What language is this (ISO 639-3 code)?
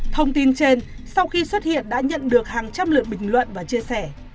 vie